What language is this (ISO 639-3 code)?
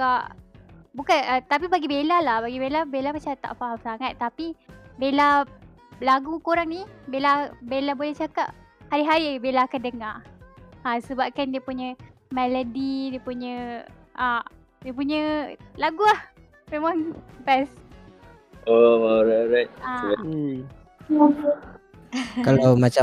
msa